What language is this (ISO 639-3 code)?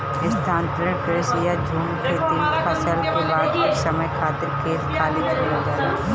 bho